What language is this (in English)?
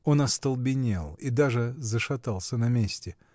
Russian